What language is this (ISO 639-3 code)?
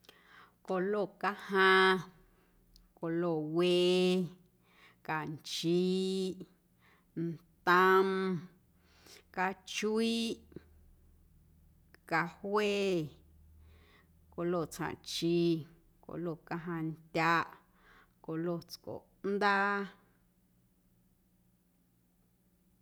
amu